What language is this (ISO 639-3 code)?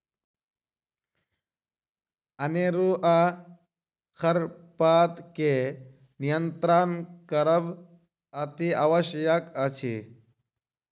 mai